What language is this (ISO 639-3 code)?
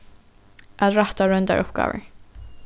fao